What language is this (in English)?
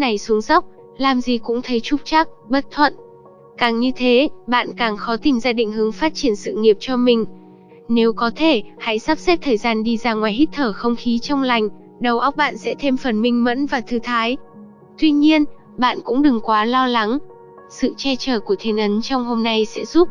Vietnamese